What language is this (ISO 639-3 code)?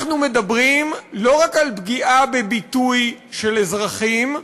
heb